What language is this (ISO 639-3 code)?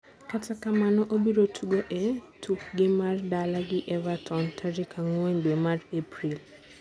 luo